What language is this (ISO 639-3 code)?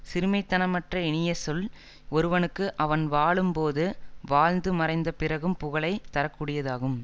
tam